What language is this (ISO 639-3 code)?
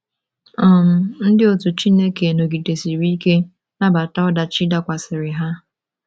ibo